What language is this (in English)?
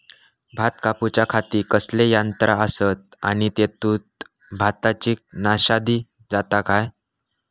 Marathi